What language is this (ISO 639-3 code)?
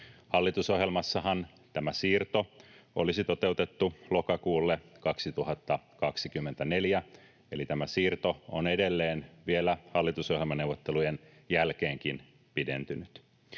fin